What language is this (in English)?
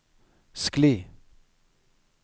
Norwegian